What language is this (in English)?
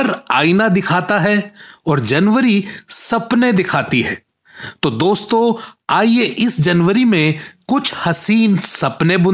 Hindi